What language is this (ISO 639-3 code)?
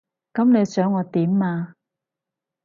yue